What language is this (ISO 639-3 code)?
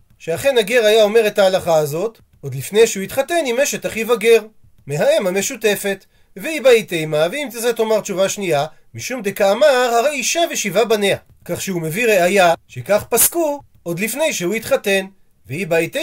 heb